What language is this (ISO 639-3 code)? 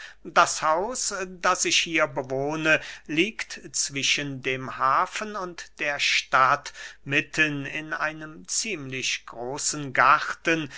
deu